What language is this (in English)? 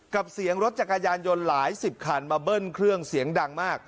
Thai